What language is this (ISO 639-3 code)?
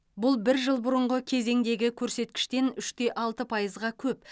kaz